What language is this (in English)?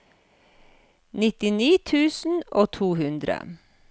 Norwegian